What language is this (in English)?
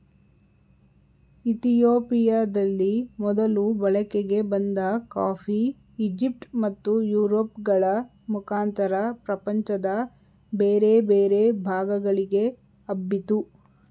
Kannada